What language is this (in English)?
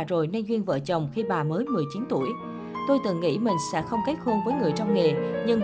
Vietnamese